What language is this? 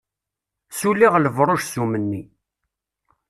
Kabyle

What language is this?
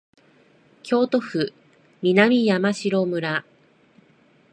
Japanese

